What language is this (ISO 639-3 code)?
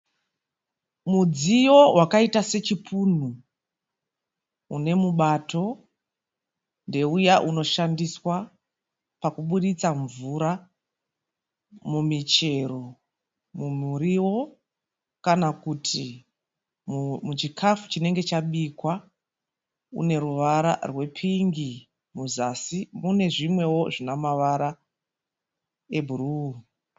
sna